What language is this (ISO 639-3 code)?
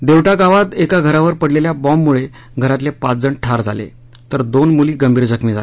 mar